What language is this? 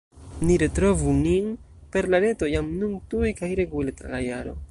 Esperanto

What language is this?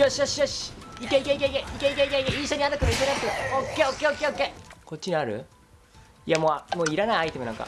Japanese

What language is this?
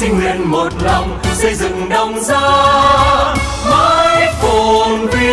Vietnamese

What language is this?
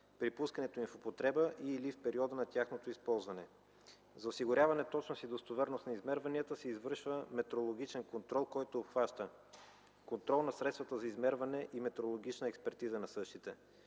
Bulgarian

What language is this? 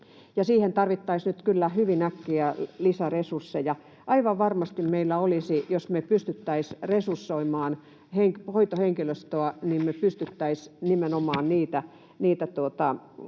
Finnish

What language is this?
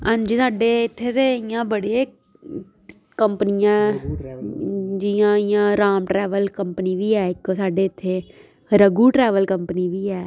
Dogri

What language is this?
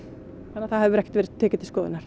Icelandic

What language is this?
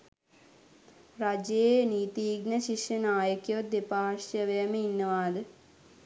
Sinhala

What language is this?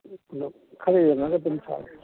Manipuri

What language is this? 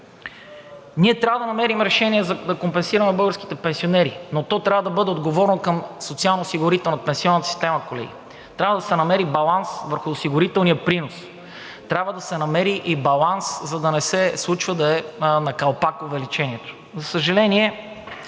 Bulgarian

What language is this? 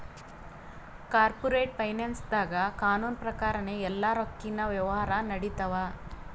Kannada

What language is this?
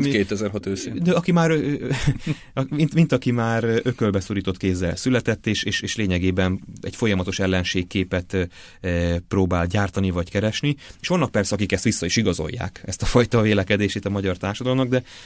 Hungarian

